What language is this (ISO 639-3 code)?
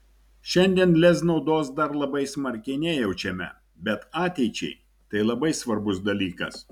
lit